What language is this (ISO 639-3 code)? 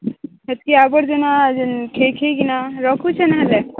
ori